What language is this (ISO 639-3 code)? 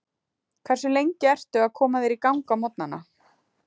isl